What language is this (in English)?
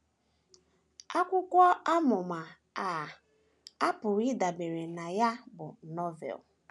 Igbo